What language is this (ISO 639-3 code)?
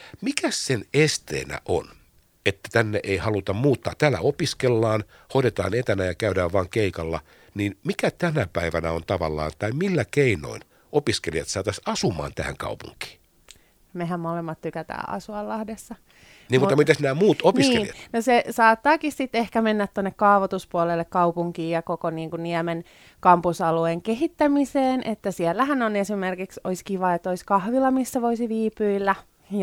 fin